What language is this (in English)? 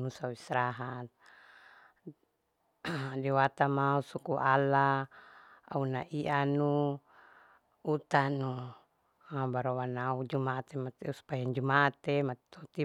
Larike-Wakasihu